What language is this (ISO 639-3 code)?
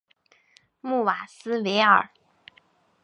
zho